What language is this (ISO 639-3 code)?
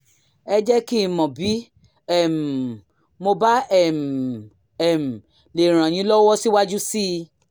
yor